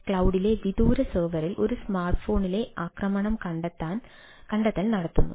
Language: Malayalam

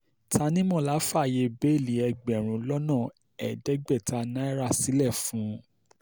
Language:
Yoruba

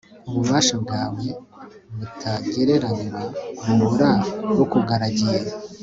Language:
Kinyarwanda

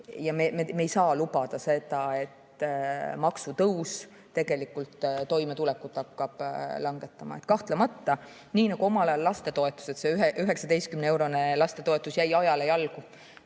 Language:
Estonian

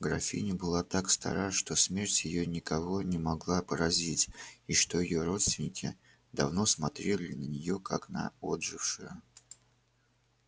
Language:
Russian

